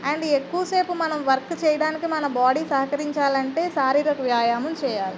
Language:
Telugu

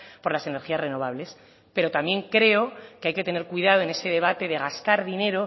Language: Spanish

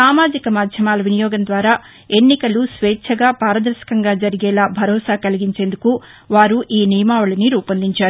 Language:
Telugu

